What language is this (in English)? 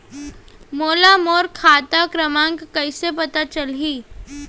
Chhattisgarhi